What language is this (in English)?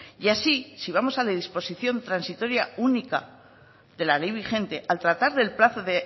Spanish